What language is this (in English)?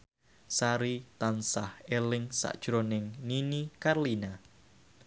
Javanese